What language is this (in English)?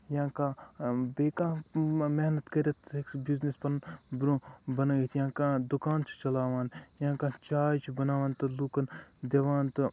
Kashmiri